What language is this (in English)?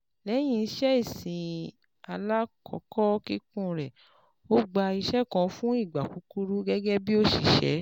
Yoruba